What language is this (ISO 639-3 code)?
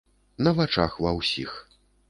bel